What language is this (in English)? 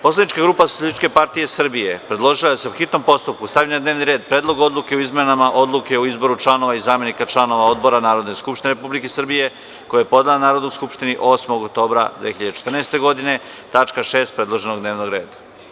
Serbian